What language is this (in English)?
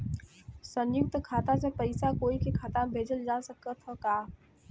Bhojpuri